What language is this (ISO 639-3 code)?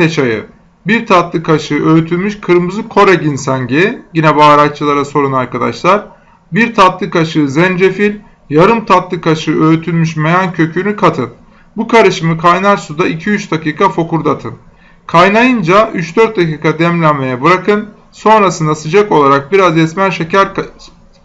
tur